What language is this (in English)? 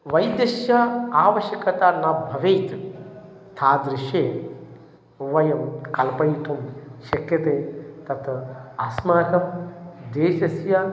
Sanskrit